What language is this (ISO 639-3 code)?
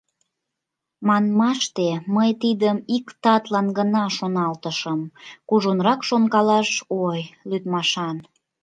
chm